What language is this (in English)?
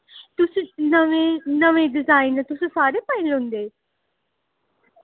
Dogri